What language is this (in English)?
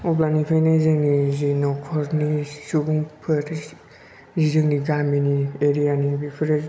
Bodo